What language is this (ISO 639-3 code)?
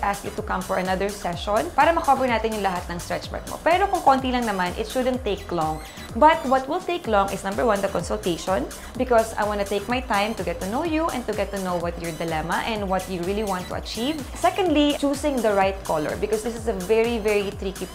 eng